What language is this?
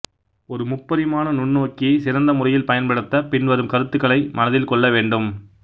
Tamil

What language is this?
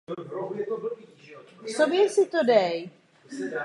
Czech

